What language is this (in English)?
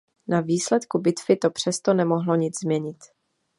Czech